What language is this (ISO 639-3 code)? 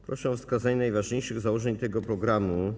pol